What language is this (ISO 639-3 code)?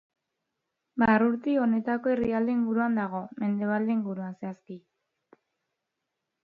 eus